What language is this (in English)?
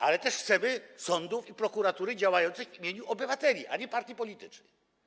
Polish